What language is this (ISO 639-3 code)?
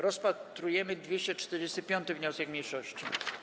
pol